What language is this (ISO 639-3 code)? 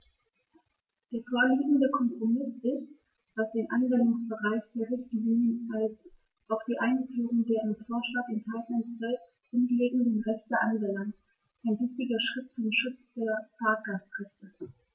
deu